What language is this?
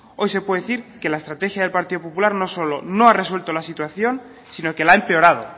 Spanish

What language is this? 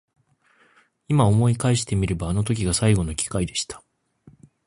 Japanese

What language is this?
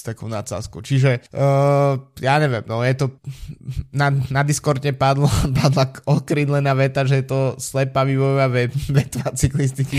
Slovak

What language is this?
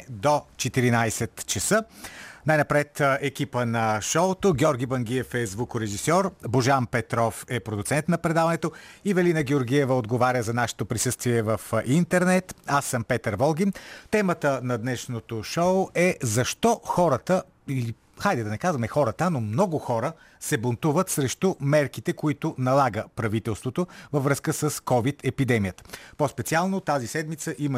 Bulgarian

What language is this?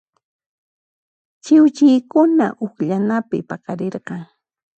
Puno Quechua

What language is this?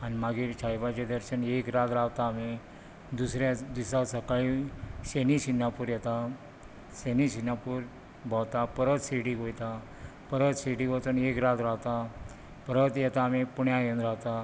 Konkani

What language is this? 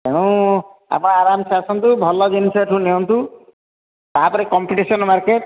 Odia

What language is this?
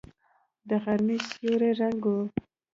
Pashto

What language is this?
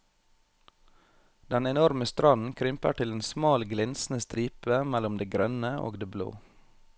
Norwegian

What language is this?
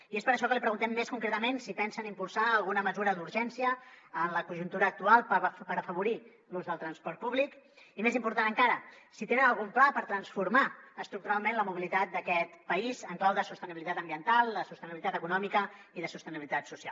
Catalan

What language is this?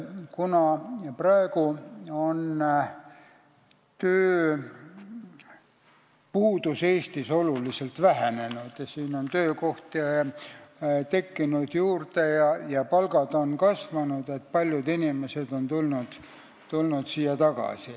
Estonian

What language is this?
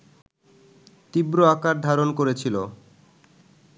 Bangla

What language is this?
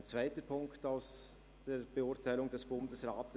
Swiss German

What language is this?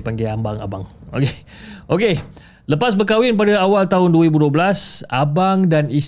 Malay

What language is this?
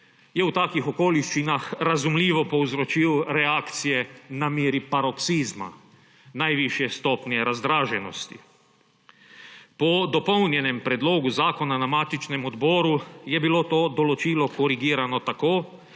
Slovenian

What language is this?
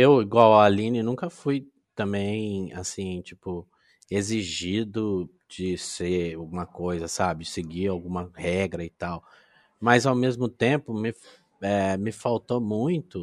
Portuguese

